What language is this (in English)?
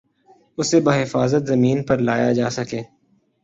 Urdu